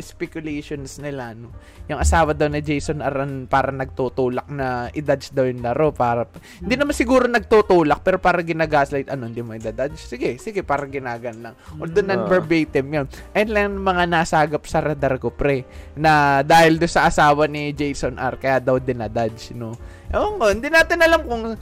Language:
Filipino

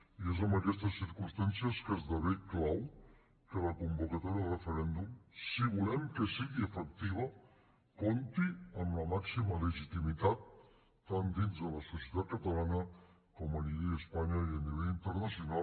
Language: Catalan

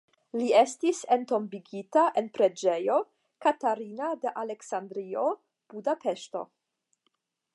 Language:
Esperanto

